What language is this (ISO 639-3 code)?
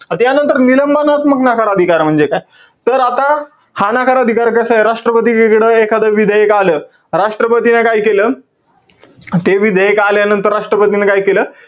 mar